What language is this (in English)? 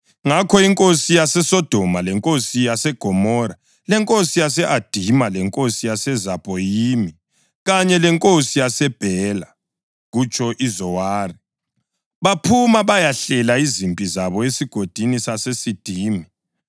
North Ndebele